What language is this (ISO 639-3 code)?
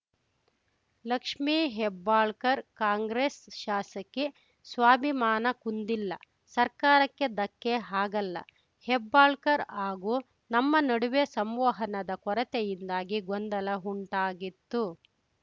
kan